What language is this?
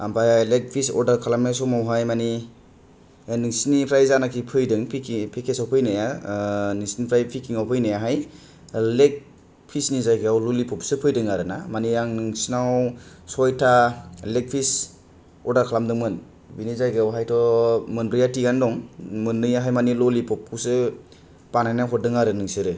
Bodo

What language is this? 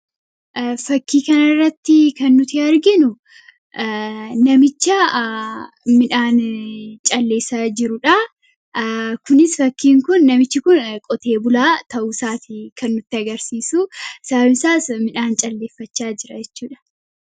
Oromo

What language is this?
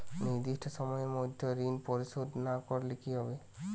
Bangla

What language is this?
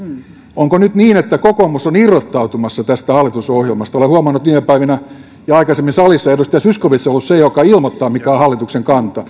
Finnish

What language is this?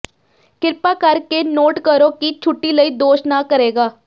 Punjabi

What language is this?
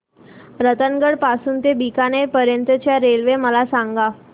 Marathi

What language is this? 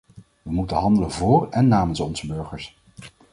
Dutch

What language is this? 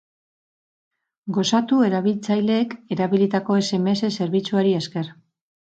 Basque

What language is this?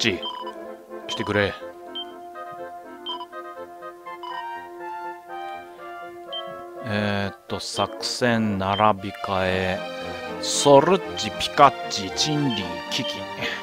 Japanese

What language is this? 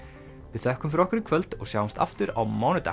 Icelandic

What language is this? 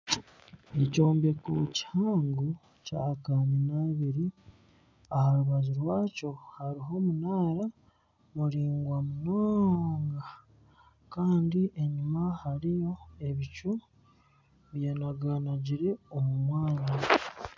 Nyankole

